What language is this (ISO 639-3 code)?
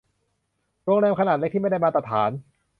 tha